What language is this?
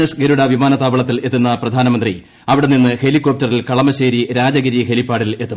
Malayalam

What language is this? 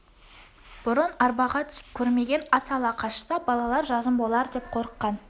Kazakh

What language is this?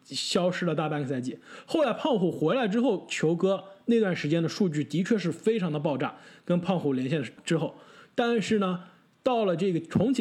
Chinese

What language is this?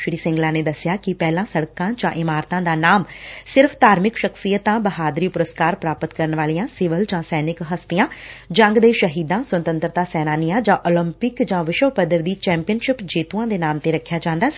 Punjabi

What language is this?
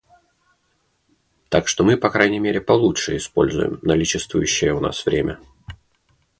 Russian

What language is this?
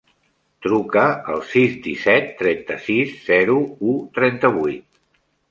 Catalan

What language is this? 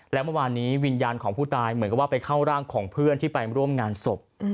Thai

